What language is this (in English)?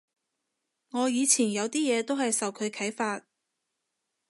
Cantonese